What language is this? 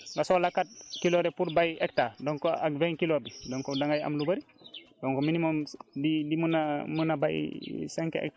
Wolof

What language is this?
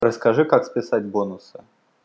Russian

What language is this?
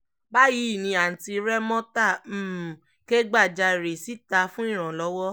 Yoruba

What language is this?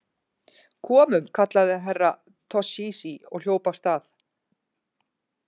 Icelandic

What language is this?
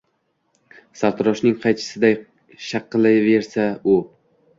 Uzbek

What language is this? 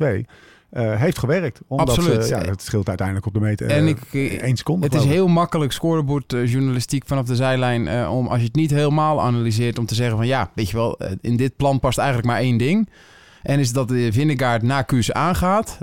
Dutch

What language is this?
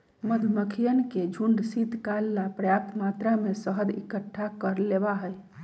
Magahi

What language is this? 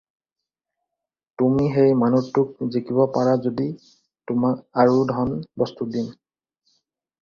Assamese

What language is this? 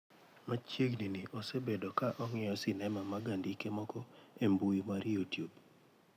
Luo (Kenya and Tanzania)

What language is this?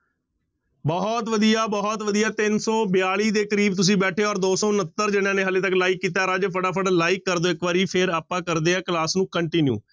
Punjabi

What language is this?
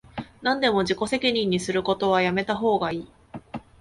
Japanese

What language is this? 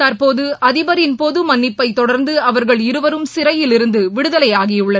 Tamil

